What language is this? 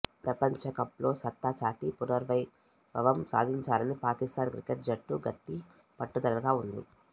Telugu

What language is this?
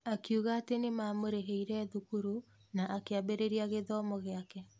Kikuyu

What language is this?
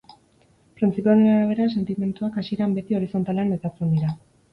Basque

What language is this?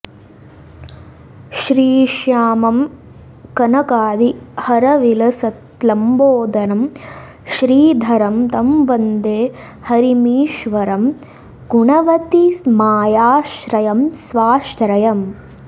Sanskrit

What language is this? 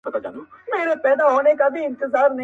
Pashto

